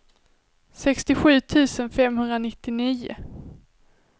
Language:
Swedish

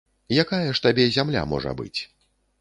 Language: Belarusian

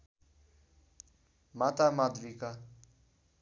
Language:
Nepali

